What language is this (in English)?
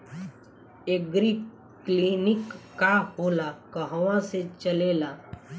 Bhojpuri